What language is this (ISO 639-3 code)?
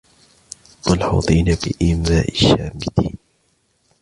ara